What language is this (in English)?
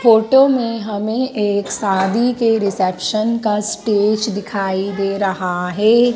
Hindi